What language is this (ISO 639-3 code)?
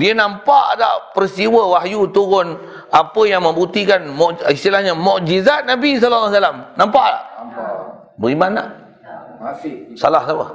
msa